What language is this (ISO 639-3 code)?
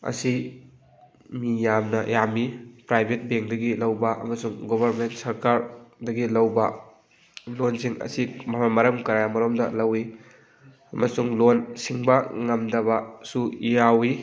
mni